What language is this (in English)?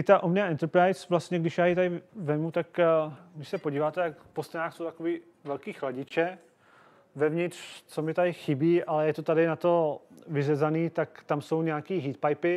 Czech